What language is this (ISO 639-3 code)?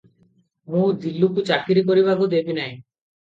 ori